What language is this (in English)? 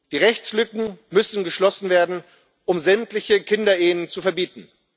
German